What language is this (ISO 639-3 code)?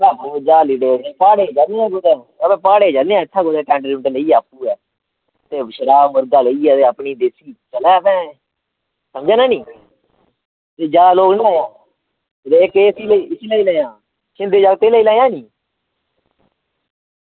doi